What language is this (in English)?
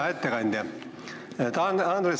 Estonian